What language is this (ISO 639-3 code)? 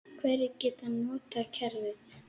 isl